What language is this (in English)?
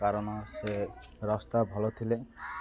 Odia